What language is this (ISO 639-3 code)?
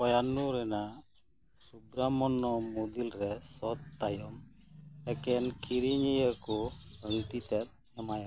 sat